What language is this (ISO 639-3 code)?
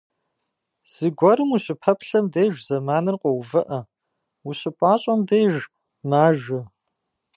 kbd